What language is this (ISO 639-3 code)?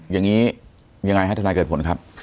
tha